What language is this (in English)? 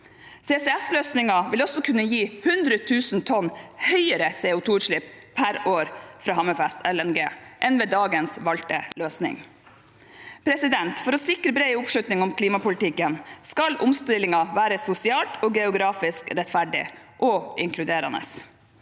Norwegian